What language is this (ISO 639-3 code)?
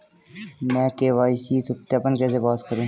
hin